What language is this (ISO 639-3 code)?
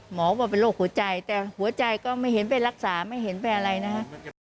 tha